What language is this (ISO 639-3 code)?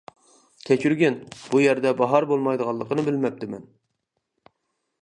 uig